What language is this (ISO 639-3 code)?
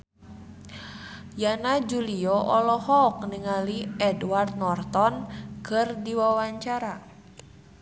sun